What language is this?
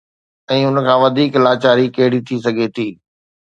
Sindhi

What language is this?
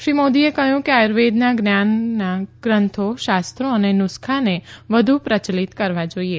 Gujarati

